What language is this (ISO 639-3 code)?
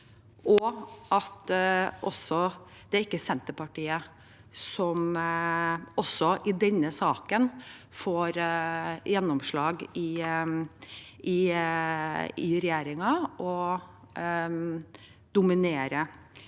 nor